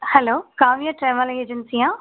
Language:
Tamil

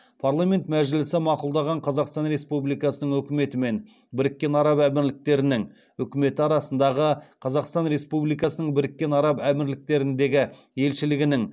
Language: Kazakh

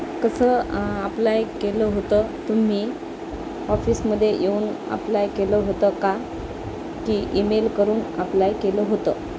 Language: Marathi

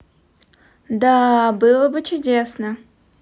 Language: Russian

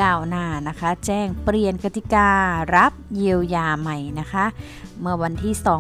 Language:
Thai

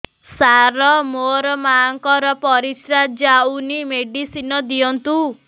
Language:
Odia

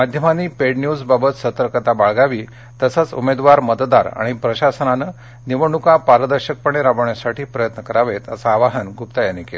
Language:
Marathi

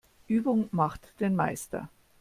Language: German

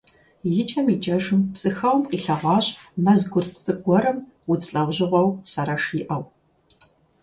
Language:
Kabardian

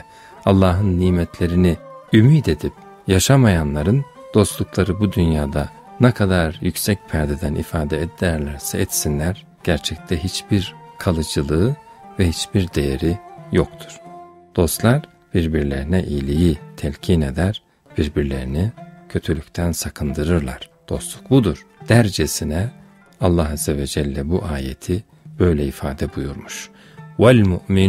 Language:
Turkish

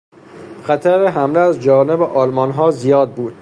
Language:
Persian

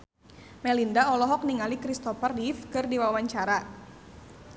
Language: Sundanese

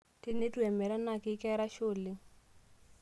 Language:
Masai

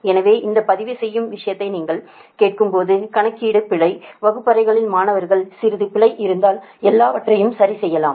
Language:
Tamil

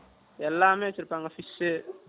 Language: Tamil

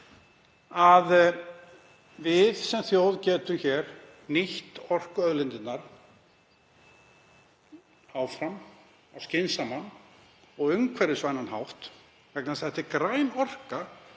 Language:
Icelandic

